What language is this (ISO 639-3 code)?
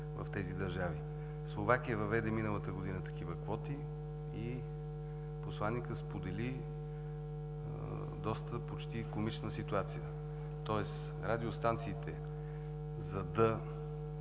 bul